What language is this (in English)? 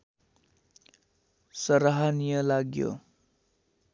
Nepali